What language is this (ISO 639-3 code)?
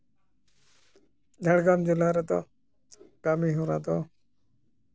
sat